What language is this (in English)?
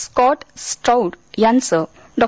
Marathi